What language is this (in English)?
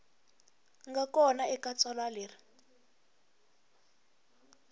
Tsonga